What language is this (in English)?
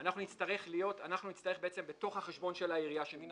Hebrew